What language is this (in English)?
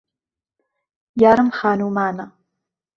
Central Kurdish